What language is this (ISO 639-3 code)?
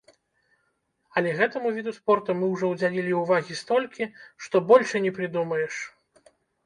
bel